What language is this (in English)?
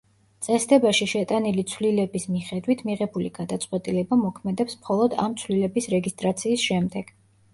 Georgian